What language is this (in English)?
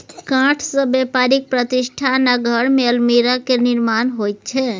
Maithili